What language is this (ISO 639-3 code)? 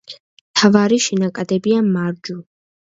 kat